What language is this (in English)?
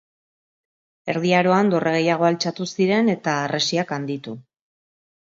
Basque